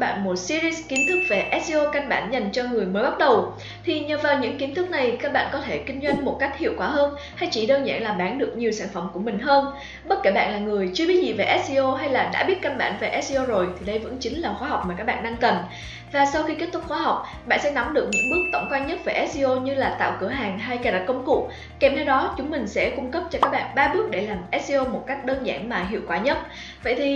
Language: Vietnamese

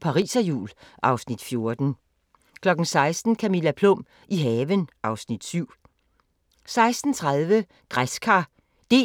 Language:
Danish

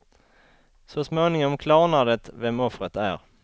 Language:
Swedish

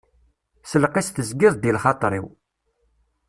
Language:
Kabyle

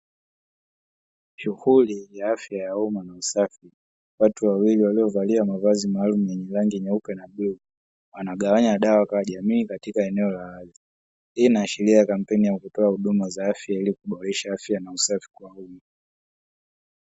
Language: Swahili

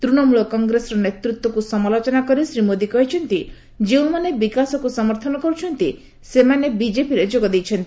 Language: Odia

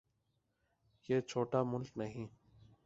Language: Urdu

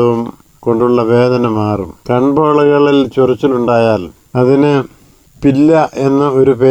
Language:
Malayalam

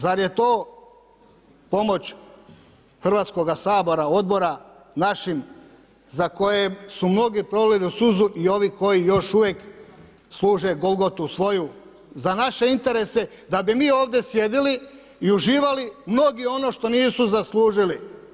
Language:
Croatian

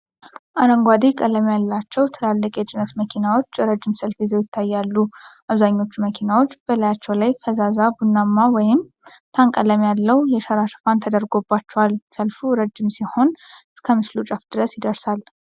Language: Amharic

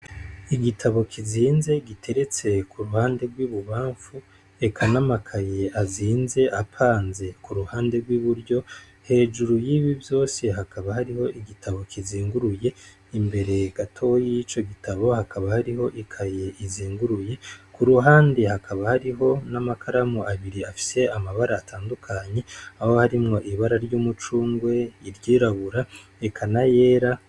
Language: Rundi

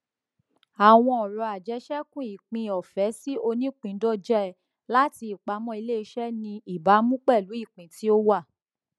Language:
Yoruba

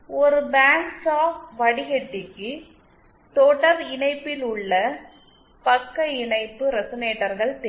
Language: Tamil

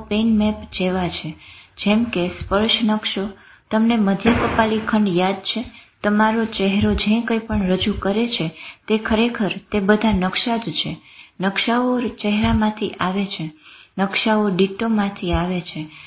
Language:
Gujarati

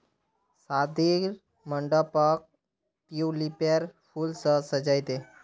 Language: Magahi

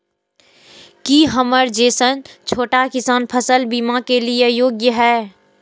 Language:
Maithili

